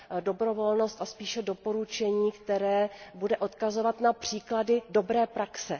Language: Czech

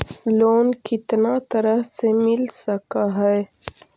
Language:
Magahi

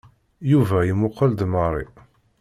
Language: Kabyle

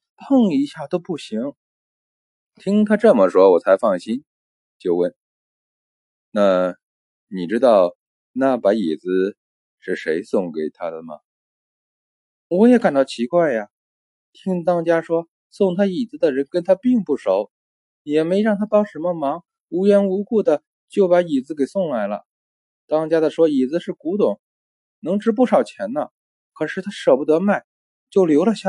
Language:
Chinese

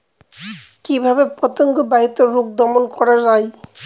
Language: Bangla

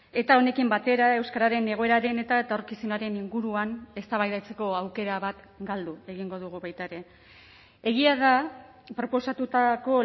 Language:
Basque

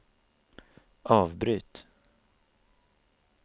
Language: Swedish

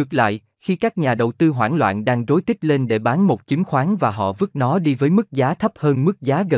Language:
Vietnamese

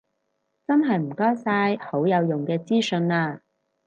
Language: Cantonese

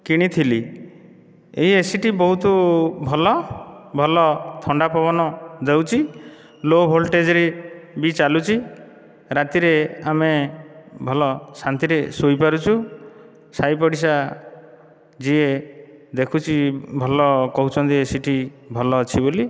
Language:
Odia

